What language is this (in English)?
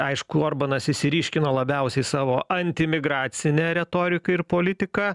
Lithuanian